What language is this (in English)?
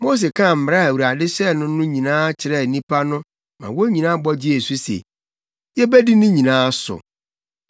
Akan